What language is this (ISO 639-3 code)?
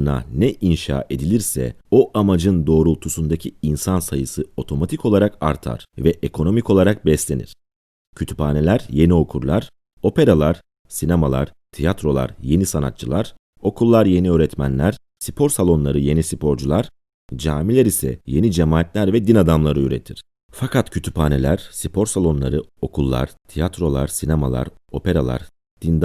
tur